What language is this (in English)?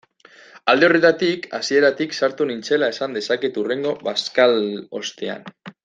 Basque